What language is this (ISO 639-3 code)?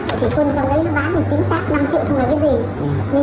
vie